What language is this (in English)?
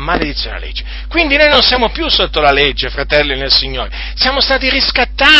Italian